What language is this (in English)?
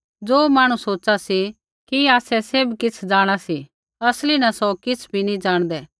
Kullu Pahari